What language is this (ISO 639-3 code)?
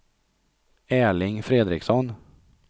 swe